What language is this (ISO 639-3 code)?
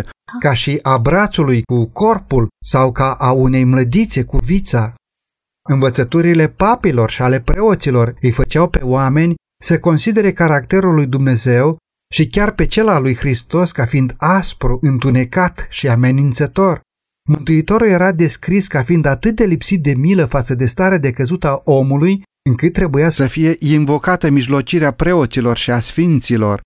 ron